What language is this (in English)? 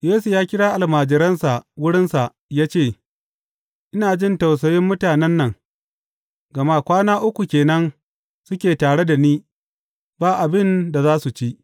Hausa